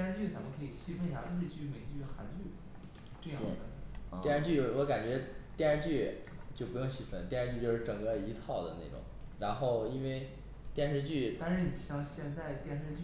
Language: Chinese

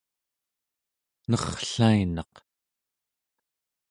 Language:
Central Yupik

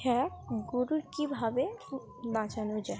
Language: Bangla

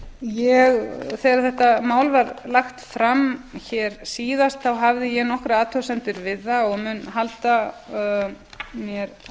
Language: Icelandic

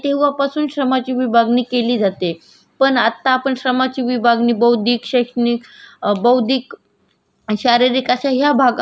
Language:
Marathi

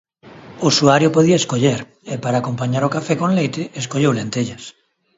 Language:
Galician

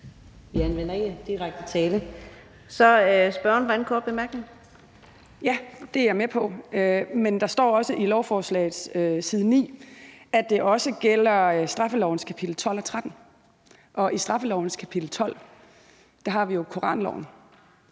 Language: Danish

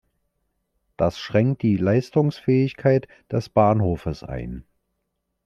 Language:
German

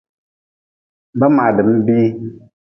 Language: Nawdm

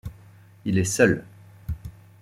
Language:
French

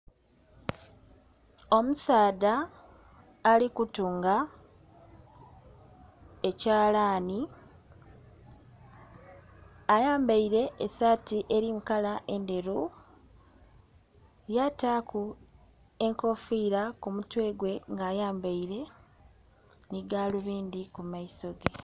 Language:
Soga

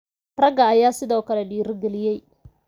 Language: Somali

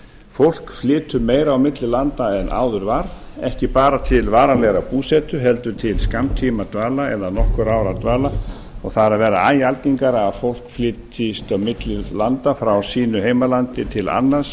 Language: Icelandic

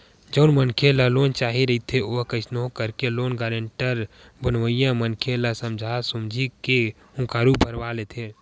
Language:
Chhattisgarhi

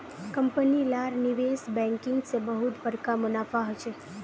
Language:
Magahi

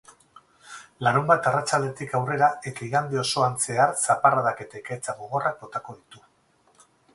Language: Basque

